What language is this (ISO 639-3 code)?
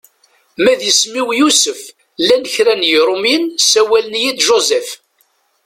kab